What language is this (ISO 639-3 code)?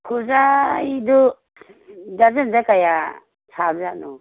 mni